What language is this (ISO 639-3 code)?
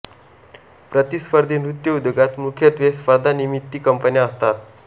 mar